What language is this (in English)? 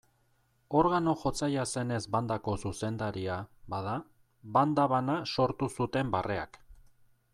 Basque